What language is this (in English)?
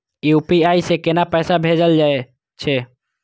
Maithili